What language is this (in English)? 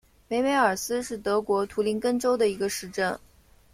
Chinese